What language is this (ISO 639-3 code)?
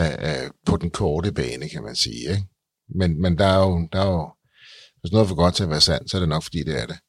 dan